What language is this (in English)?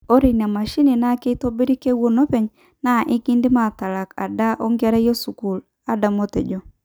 Masai